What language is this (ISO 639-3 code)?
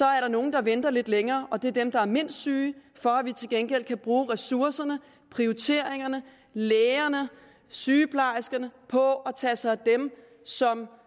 dan